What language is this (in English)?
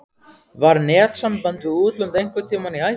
Icelandic